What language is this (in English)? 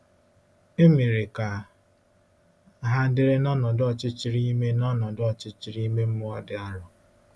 Igbo